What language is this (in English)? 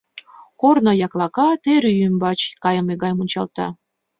Mari